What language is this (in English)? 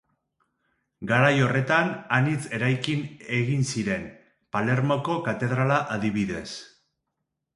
Basque